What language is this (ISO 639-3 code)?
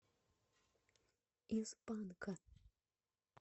rus